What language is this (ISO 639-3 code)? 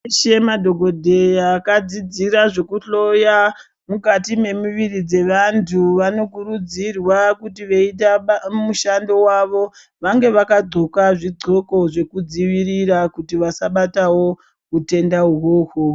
ndc